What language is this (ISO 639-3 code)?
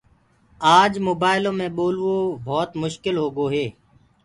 ggg